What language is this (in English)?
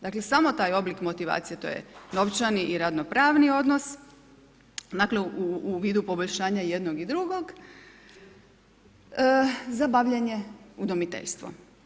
Croatian